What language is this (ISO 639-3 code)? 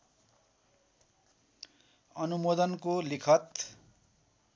nep